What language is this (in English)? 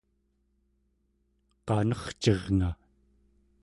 Central Yupik